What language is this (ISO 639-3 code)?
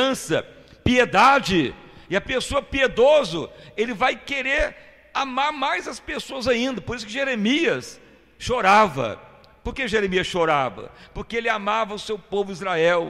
por